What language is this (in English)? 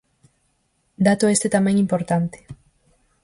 Galician